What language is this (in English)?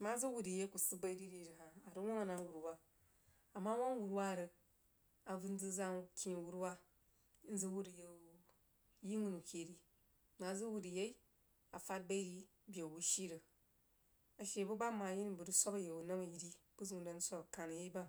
Jiba